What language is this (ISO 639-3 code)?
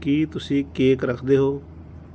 pan